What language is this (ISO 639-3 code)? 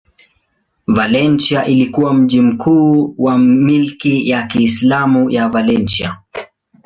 swa